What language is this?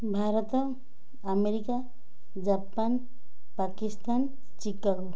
Odia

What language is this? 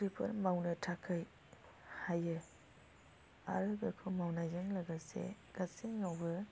Bodo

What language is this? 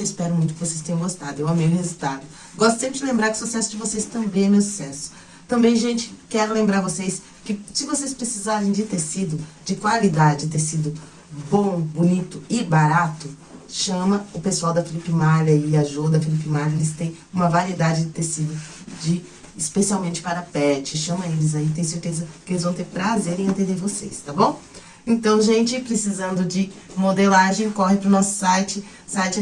Portuguese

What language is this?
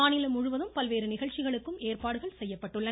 Tamil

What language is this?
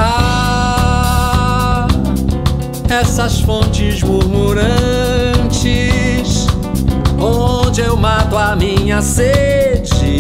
Portuguese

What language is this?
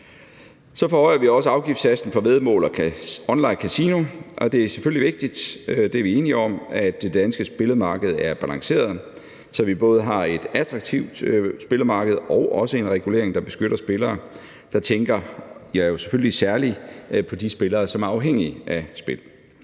Danish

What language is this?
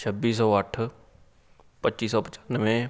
Punjabi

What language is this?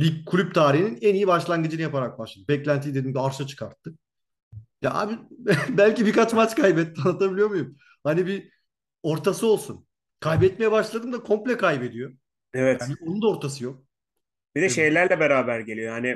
Turkish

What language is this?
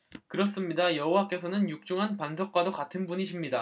Korean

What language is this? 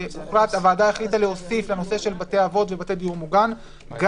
Hebrew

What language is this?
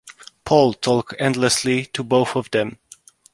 English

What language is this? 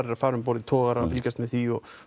Icelandic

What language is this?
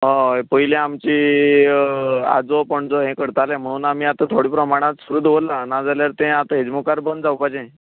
Konkani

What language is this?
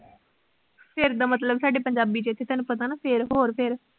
Punjabi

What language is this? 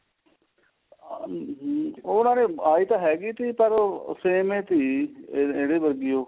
Punjabi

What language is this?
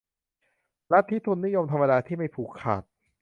Thai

